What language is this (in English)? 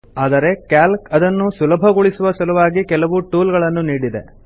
Kannada